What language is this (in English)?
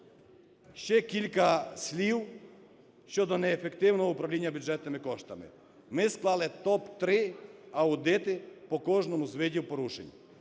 Ukrainian